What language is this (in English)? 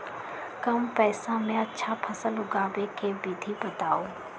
Magahi